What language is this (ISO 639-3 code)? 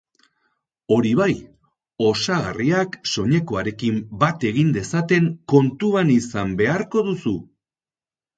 eus